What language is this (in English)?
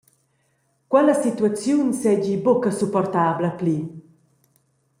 Romansh